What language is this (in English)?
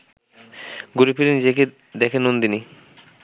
Bangla